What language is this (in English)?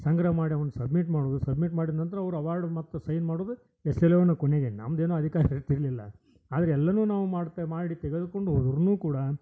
Kannada